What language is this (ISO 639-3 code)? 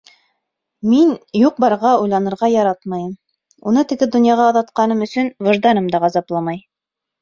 bak